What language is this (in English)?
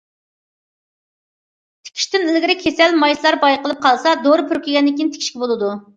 Uyghur